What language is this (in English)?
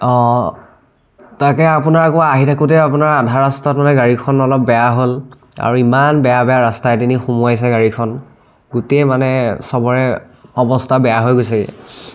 Assamese